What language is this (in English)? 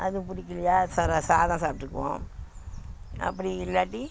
Tamil